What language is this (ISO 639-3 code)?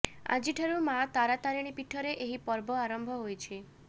ori